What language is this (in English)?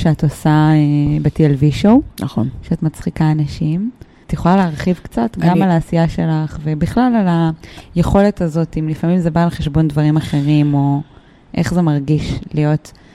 Hebrew